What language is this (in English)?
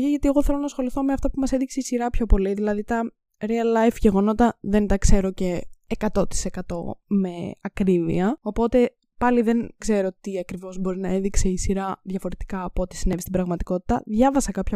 Greek